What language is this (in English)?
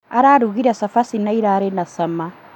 Kikuyu